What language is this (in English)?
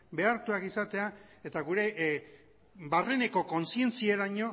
Basque